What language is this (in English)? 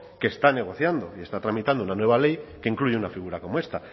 Spanish